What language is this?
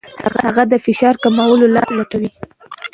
Pashto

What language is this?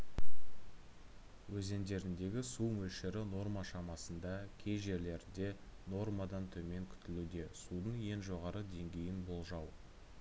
Kazakh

